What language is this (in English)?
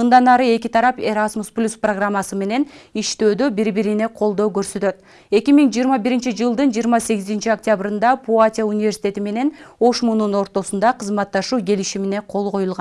Turkish